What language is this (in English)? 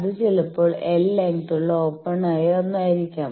Malayalam